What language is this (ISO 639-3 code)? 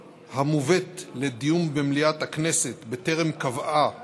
heb